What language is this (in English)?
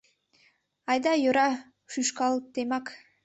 Mari